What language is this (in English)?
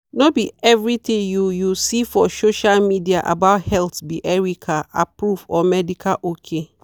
Nigerian Pidgin